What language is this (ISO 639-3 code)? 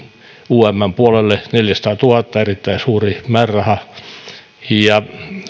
fin